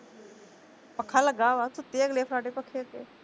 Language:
Punjabi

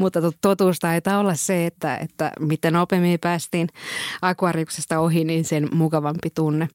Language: Finnish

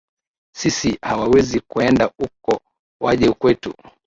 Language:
Swahili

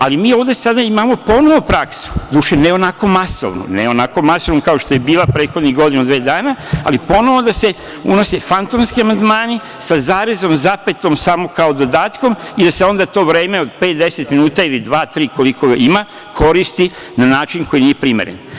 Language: Serbian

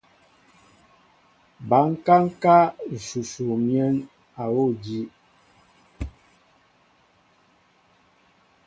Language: Mbo (Cameroon)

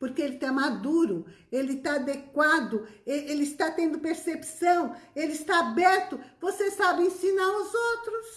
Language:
Portuguese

